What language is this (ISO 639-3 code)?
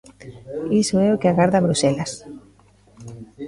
glg